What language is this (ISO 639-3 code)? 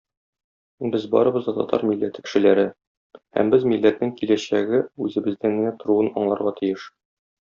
tat